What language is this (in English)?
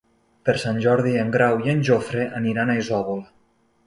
Catalan